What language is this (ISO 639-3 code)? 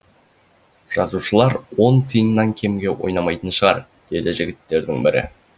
kaz